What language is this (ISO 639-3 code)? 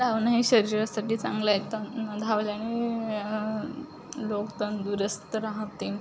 mar